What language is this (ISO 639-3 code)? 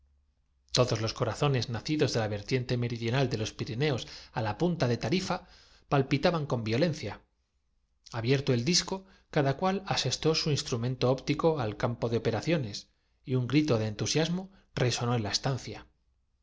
spa